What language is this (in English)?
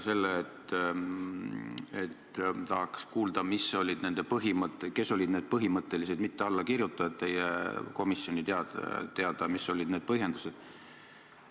Estonian